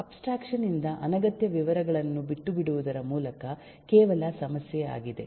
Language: Kannada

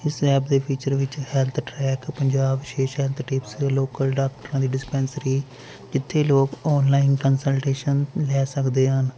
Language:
Punjabi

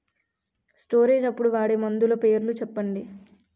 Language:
Telugu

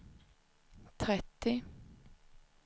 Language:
Swedish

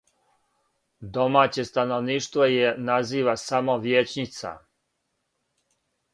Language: Serbian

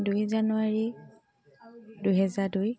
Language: Assamese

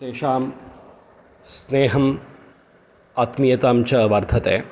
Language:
Sanskrit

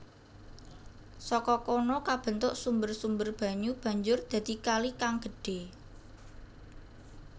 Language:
Javanese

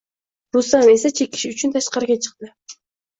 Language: Uzbek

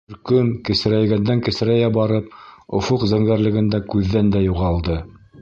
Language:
Bashkir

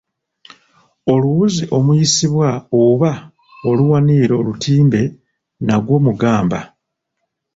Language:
Ganda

